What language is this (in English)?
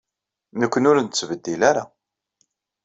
Kabyle